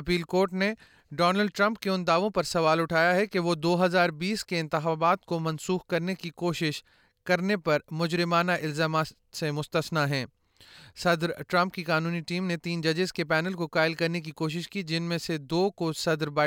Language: Urdu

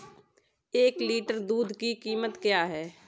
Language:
Hindi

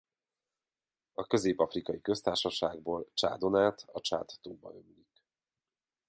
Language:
Hungarian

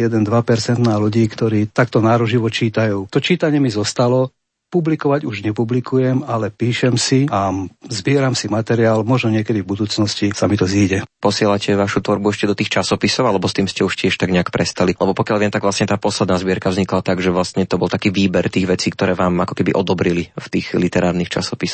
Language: Slovak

